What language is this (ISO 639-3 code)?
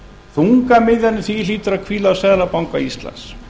isl